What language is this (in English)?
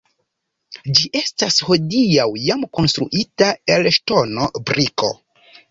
Esperanto